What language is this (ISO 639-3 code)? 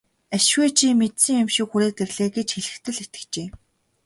mon